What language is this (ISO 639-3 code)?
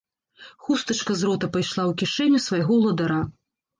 bel